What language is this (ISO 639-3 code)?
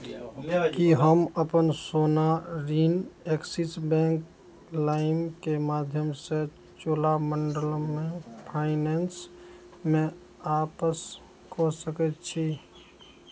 mai